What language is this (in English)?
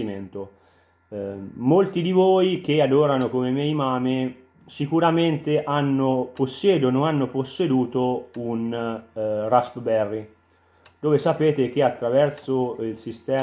Italian